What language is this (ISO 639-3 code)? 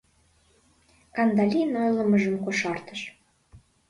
chm